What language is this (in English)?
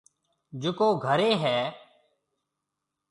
Marwari (Pakistan)